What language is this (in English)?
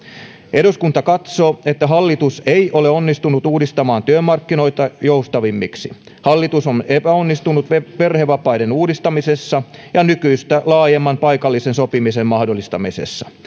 Finnish